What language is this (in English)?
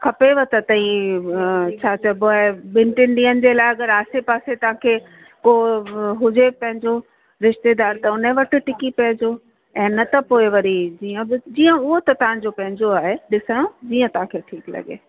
Sindhi